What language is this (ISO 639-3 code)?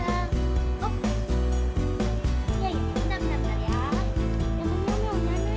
ind